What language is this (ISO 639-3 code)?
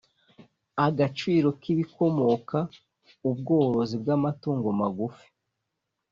kin